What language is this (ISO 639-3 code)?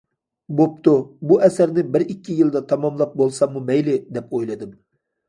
uig